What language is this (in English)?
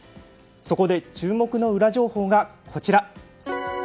Japanese